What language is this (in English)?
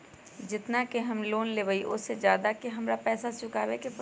Magahi